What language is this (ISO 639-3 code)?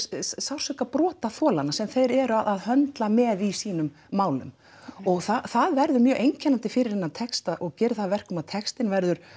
isl